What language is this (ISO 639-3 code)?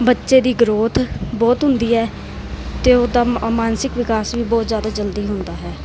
pan